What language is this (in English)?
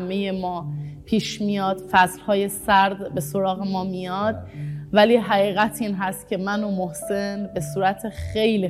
Persian